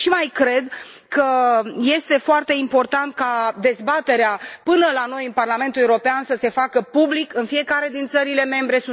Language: Romanian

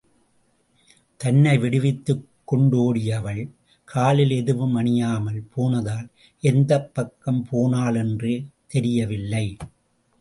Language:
Tamil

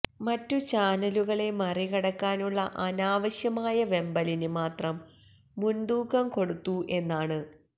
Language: Malayalam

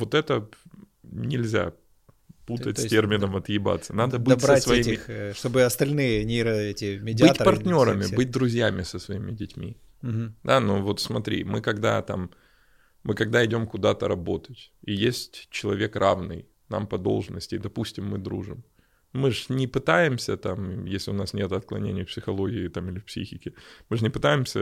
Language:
Russian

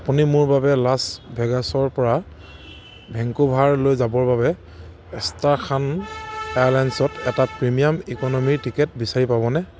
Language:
Assamese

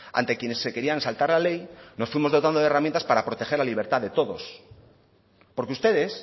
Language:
Spanish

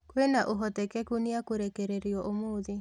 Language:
Kikuyu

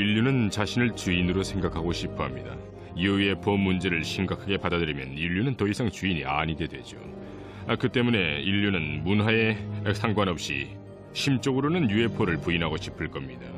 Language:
Korean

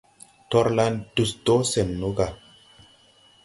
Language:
Tupuri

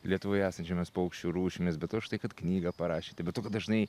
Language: Lithuanian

